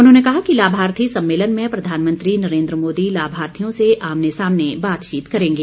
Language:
Hindi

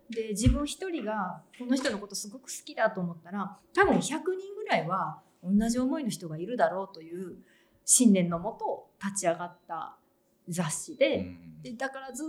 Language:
Japanese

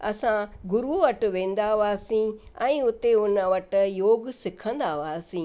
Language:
Sindhi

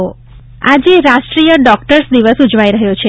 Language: Gujarati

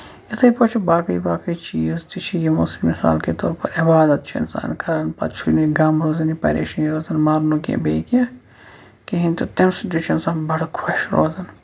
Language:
Kashmiri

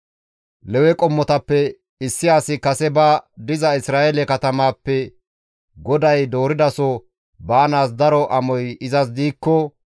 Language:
Gamo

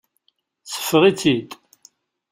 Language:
Kabyle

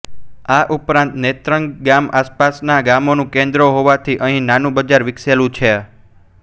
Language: Gujarati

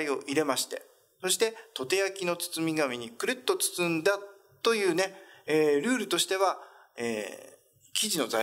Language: Japanese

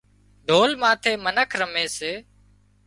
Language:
Wadiyara Koli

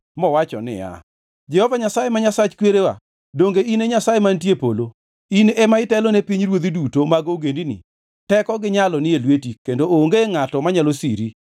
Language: Luo (Kenya and Tanzania)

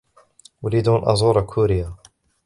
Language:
Arabic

